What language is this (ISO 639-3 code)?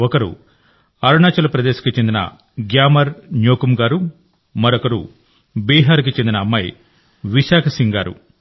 tel